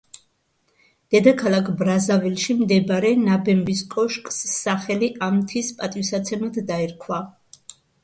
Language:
Georgian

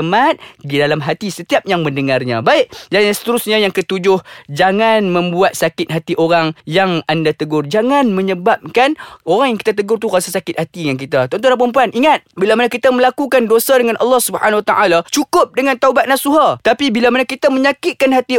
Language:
Malay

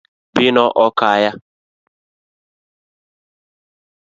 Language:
Luo (Kenya and Tanzania)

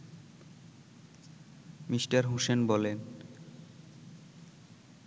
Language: Bangla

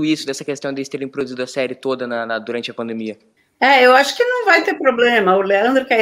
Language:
Portuguese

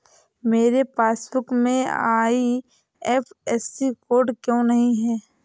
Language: Hindi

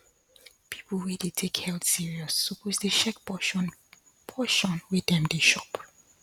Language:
Nigerian Pidgin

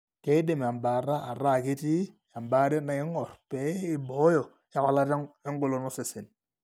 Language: Masai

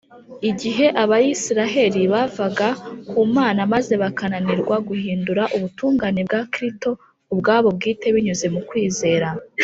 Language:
Kinyarwanda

